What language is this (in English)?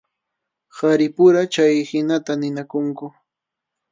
Arequipa-La Unión Quechua